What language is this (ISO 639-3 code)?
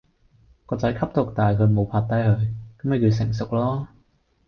yue